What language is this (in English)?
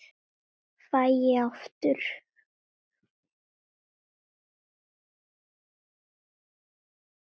Icelandic